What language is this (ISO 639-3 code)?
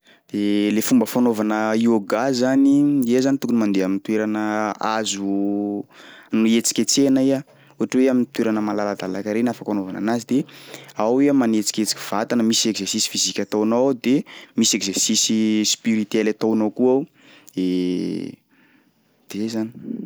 skg